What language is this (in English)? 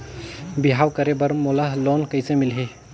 Chhattisgarhi